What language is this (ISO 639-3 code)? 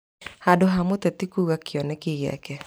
kik